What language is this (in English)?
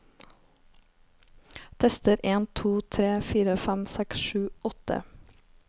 Norwegian